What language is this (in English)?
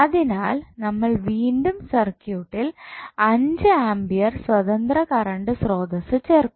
Malayalam